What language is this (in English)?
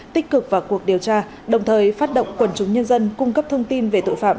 Vietnamese